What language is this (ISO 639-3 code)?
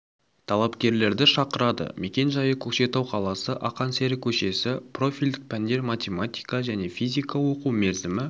kaz